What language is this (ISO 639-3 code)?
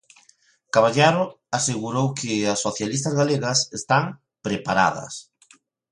glg